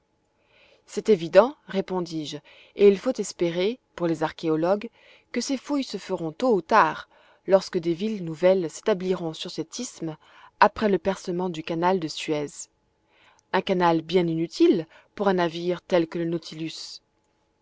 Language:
French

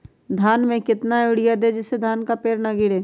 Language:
Magahi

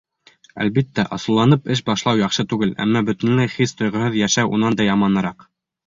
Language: Bashkir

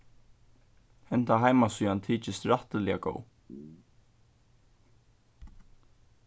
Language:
Faroese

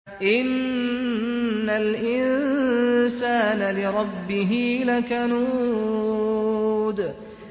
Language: Arabic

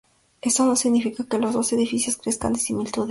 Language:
Spanish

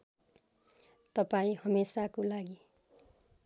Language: Nepali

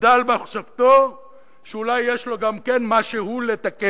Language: Hebrew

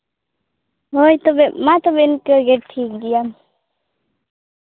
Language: Santali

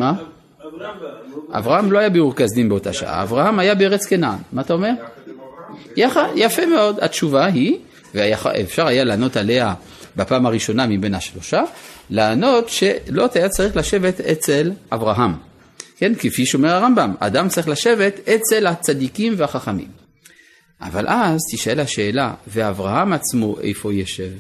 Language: Hebrew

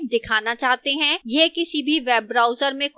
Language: Hindi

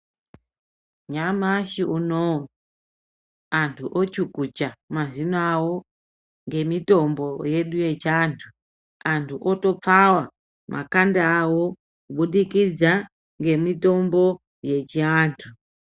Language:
Ndau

